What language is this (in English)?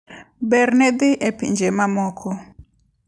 Luo (Kenya and Tanzania)